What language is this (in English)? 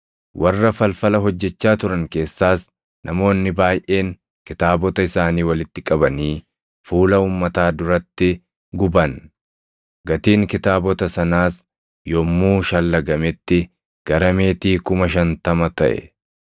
Oromo